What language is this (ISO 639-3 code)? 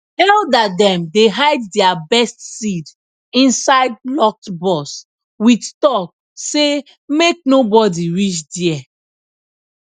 pcm